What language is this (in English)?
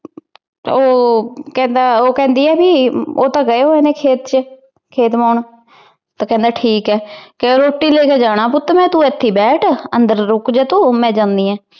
Punjabi